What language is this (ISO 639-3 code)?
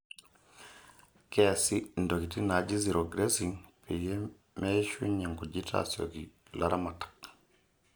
mas